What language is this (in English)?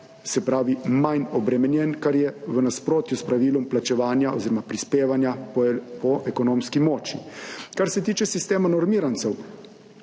Slovenian